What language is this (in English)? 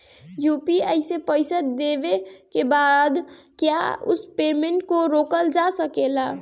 Bhojpuri